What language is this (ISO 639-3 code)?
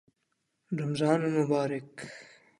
urd